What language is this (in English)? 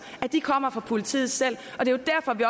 Danish